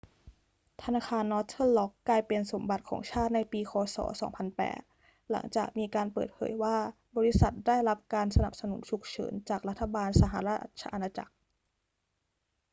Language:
Thai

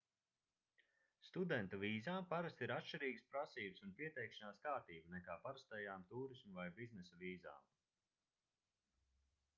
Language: Latvian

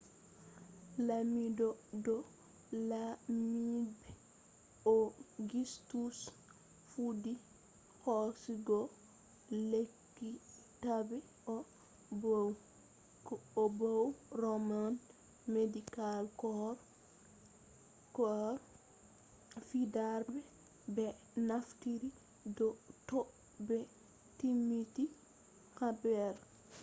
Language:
Fula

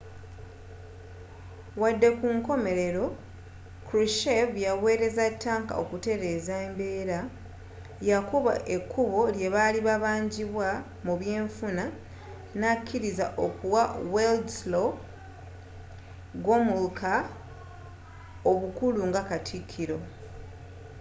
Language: Ganda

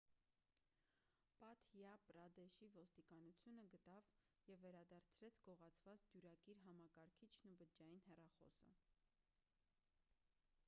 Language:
Armenian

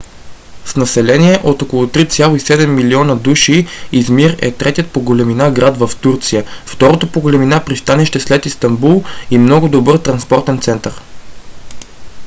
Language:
Bulgarian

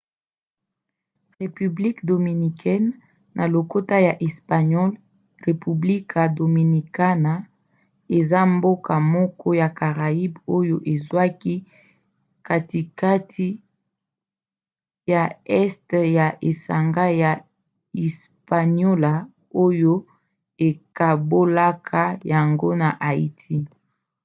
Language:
Lingala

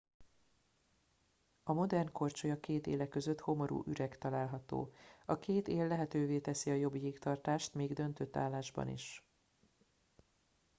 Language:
Hungarian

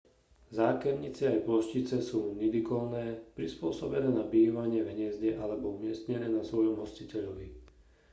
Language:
Slovak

